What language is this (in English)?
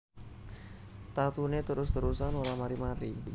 Javanese